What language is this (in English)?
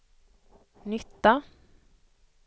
Swedish